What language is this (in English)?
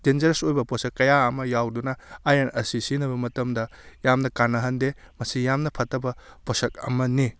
Manipuri